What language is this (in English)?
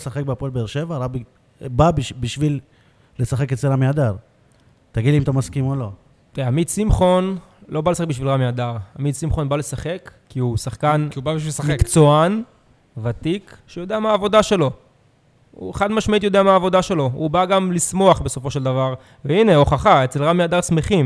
Hebrew